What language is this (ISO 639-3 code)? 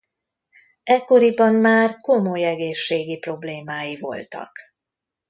hun